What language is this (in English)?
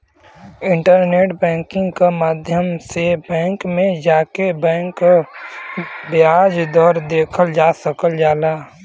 Bhojpuri